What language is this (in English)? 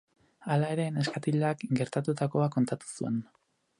Basque